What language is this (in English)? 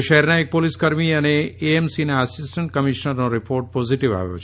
Gujarati